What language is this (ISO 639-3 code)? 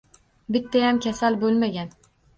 uzb